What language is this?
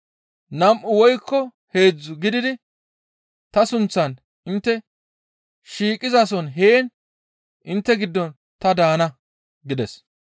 Gamo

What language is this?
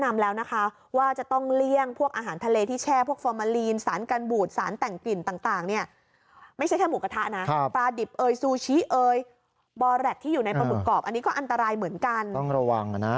Thai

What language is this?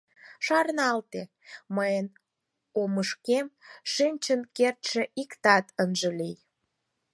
Mari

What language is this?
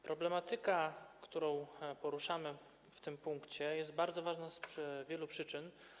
Polish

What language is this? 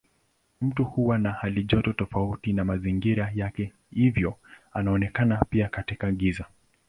Swahili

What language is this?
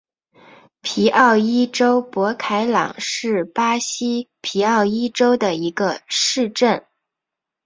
Chinese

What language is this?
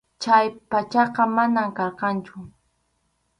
Arequipa-La Unión Quechua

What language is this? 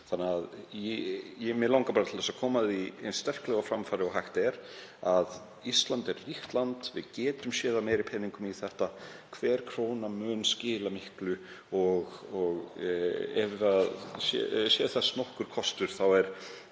Icelandic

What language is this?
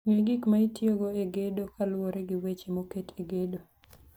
Luo (Kenya and Tanzania)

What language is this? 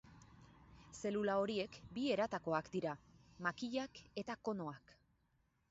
Basque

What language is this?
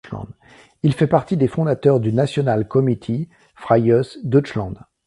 French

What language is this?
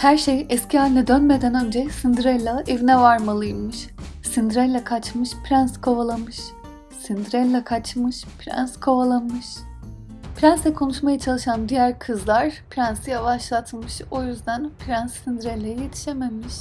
Turkish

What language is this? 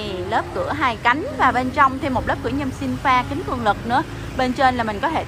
Vietnamese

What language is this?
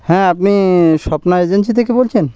Bangla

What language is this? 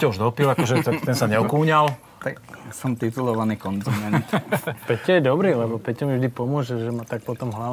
Slovak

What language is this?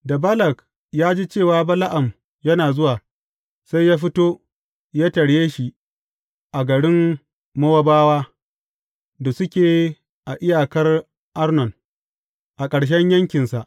Hausa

